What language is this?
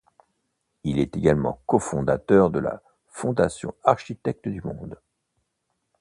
French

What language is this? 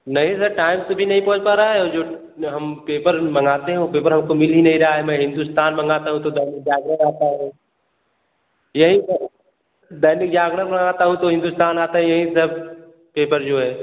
Hindi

